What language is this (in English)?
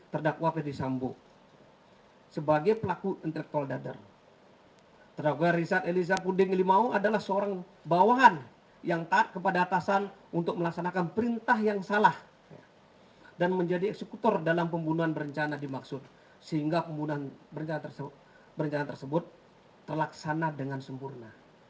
Indonesian